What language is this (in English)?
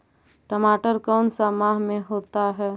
Magahi